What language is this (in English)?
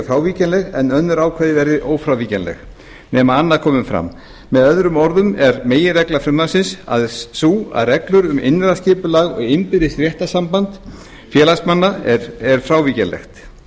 Icelandic